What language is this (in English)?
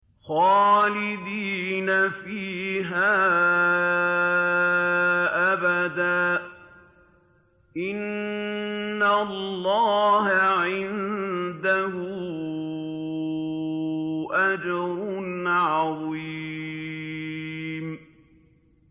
Arabic